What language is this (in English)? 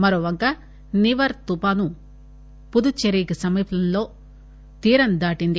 Telugu